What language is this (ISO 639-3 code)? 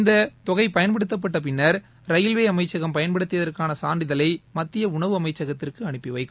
tam